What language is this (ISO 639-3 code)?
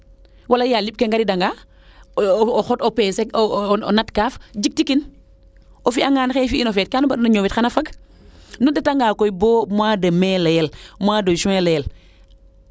srr